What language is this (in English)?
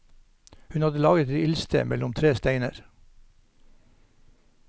Norwegian